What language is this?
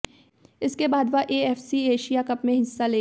Hindi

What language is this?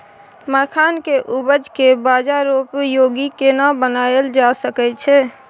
Maithili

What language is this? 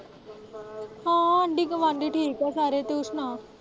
Punjabi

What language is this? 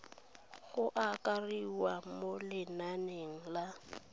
Tswana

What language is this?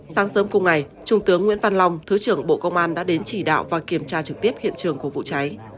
Vietnamese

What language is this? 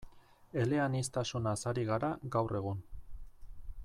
Basque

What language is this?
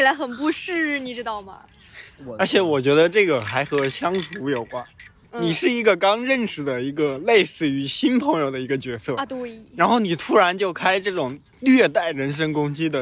Chinese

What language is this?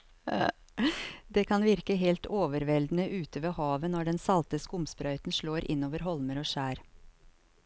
Norwegian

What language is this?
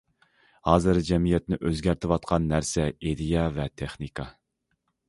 Uyghur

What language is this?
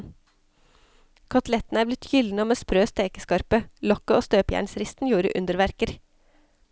Norwegian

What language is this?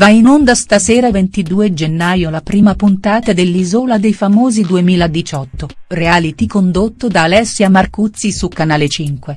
Italian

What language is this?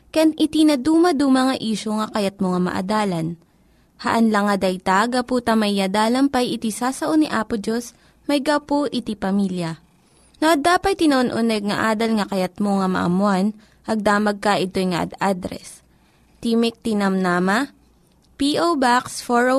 Filipino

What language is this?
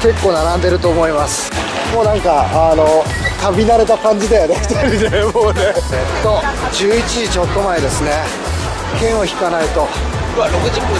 Japanese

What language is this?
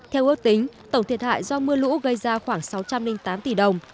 Vietnamese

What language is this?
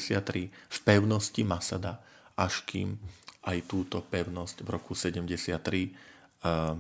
Slovak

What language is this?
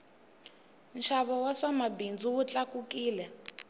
Tsonga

